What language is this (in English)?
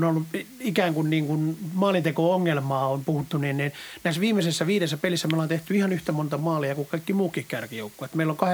Finnish